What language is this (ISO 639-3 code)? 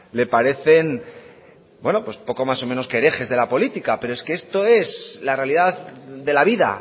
spa